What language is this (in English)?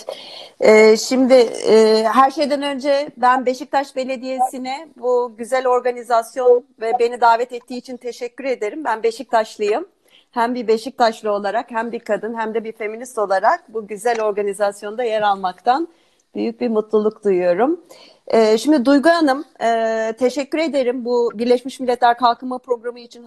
Turkish